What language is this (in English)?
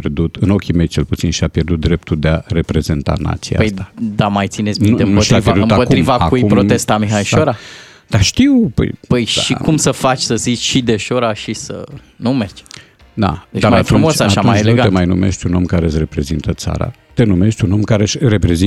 Romanian